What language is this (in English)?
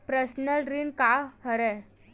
Chhattisgarhi